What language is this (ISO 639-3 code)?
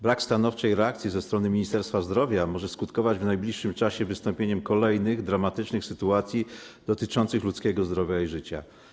pol